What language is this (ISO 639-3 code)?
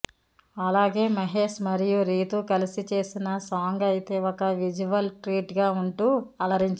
tel